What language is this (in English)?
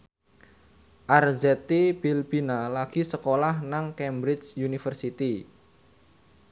Javanese